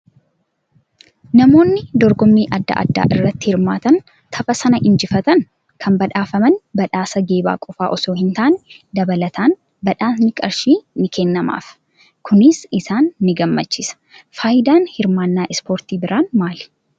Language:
Oromo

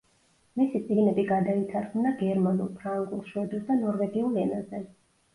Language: Georgian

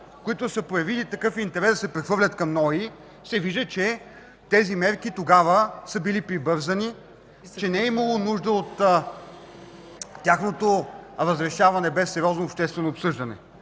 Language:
Bulgarian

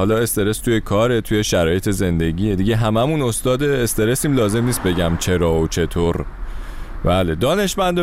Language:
Persian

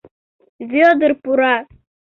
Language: Mari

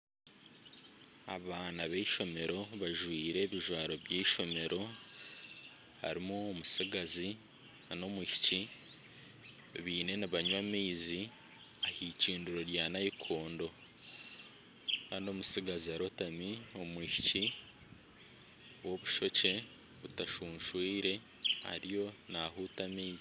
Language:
Nyankole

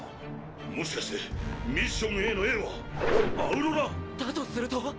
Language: Japanese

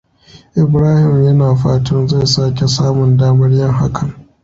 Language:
Hausa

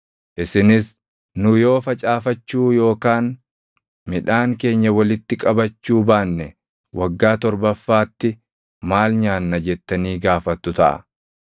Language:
Oromo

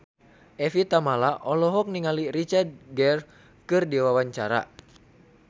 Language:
Sundanese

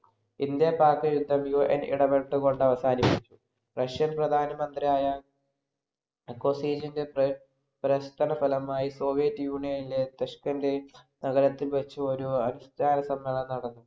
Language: Malayalam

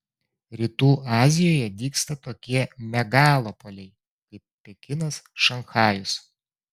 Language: Lithuanian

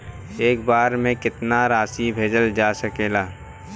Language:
Bhojpuri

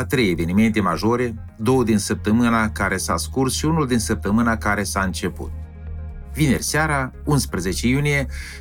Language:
Romanian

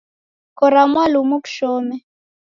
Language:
Taita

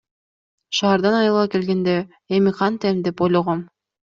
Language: Kyrgyz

